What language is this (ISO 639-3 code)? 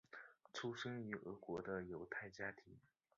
zho